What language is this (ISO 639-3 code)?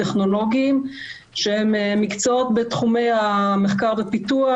heb